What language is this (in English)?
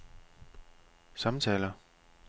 Danish